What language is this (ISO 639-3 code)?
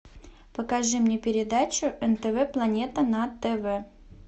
rus